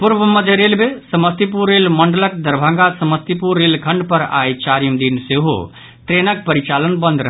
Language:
Maithili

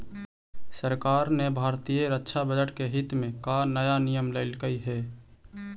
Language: Magahi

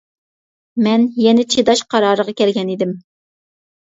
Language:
Uyghur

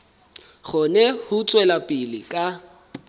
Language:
Southern Sotho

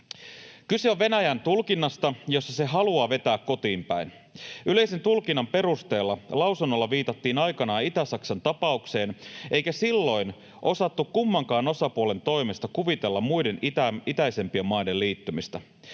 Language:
Finnish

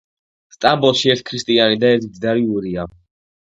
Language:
Georgian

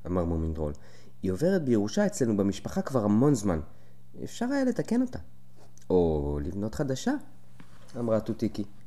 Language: Hebrew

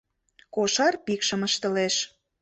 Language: Mari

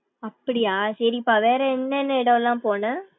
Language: Tamil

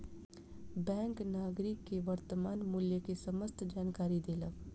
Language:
Maithili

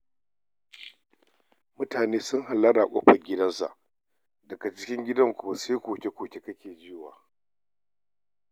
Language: Hausa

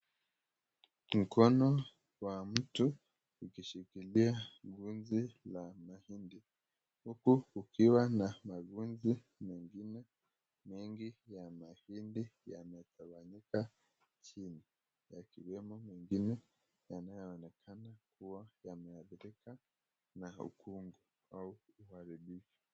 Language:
Swahili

